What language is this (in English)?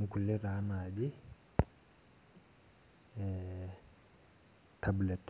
Masai